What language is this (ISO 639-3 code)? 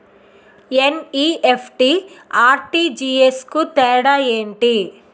tel